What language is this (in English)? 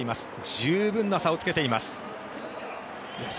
Japanese